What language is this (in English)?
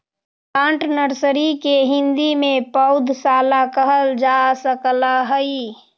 Magahi